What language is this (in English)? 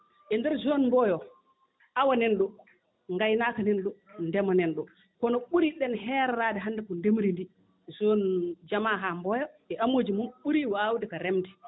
Fula